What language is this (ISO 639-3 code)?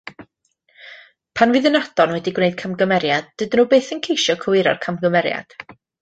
cym